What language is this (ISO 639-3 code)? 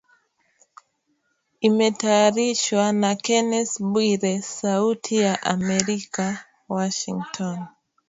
swa